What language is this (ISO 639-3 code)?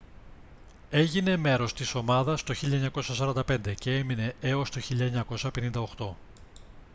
ell